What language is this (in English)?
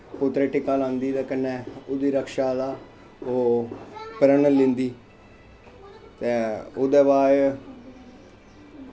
Dogri